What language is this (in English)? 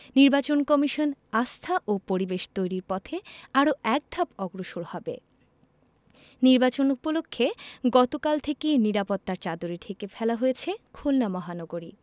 Bangla